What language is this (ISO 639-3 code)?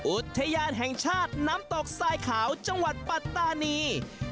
tha